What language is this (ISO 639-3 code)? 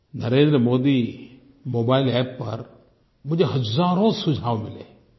hin